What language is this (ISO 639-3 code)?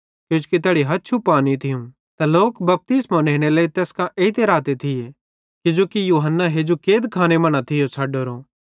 bhd